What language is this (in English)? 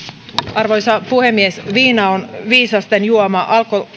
Finnish